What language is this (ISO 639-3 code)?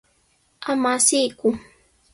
qws